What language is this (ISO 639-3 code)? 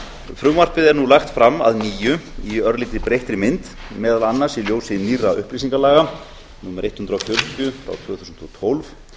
isl